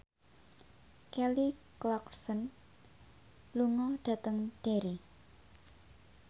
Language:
Javanese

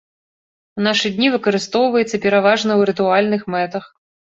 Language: Belarusian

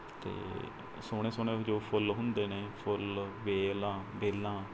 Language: Punjabi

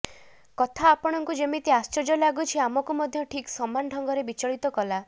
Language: Odia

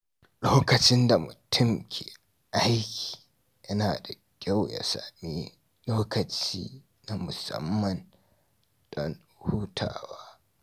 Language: Hausa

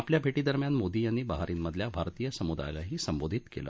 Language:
Marathi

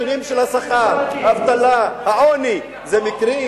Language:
Hebrew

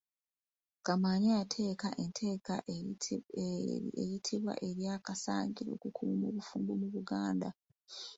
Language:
Ganda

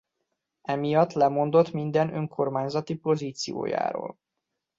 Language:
Hungarian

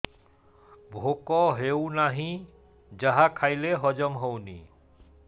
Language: Odia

